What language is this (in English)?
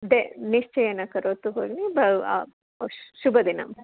Sanskrit